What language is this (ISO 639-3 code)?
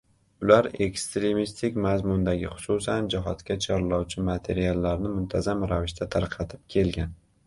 uzb